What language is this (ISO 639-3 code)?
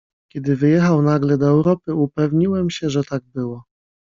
pol